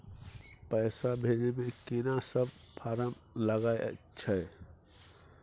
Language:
Maithili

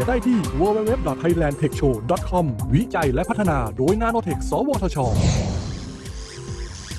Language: Thai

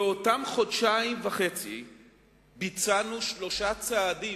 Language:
Hebrew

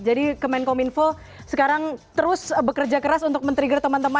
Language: Indonesian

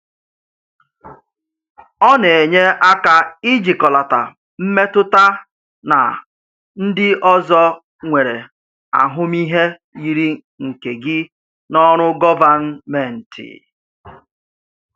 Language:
Igbo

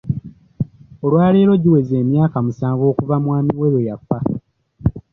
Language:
Ganda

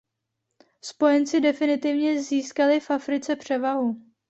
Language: Czech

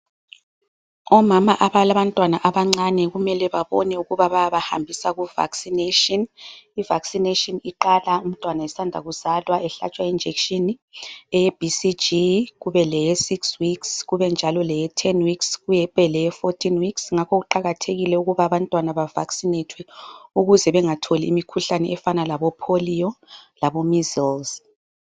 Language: North Ndebele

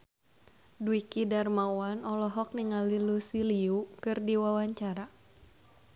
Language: Sundanese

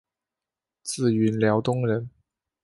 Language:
Chinese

